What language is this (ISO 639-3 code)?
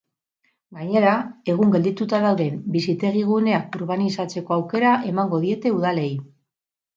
eus